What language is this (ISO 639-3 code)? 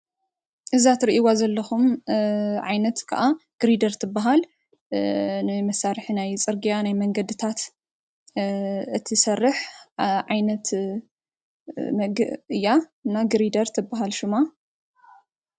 tir